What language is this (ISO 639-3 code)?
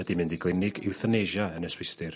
cym